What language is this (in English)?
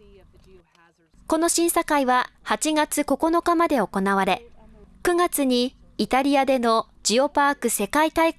Japanese